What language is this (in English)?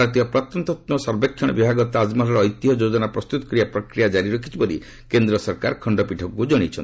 Odia